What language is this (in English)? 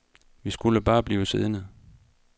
Danish